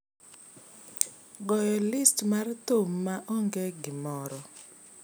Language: Luo (Kenya and Tanzania)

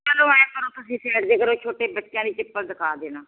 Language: Punjabi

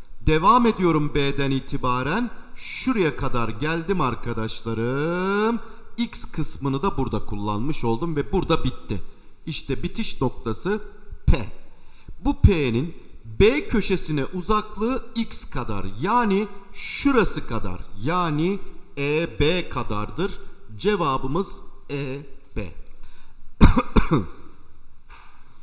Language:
Turkish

